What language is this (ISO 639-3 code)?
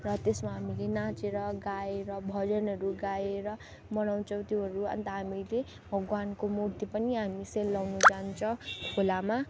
nep